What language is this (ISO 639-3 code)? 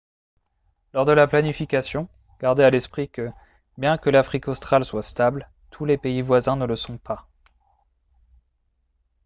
fra